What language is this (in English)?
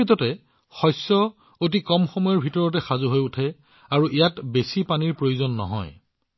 Assamese